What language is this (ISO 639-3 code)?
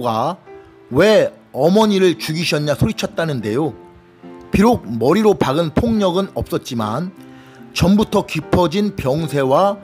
kor